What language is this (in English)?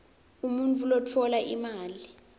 Swati